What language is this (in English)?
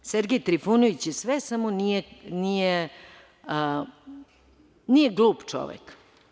Serbian